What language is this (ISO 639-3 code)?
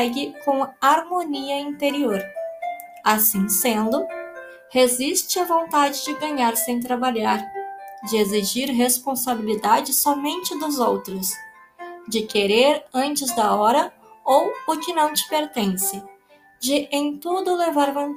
por